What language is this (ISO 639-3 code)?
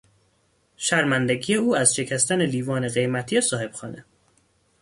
fas